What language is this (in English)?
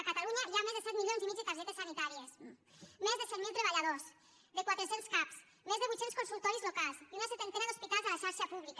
Catalan